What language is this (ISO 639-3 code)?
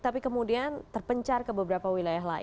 ind